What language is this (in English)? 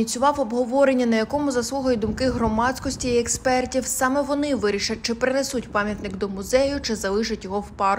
Ukrainian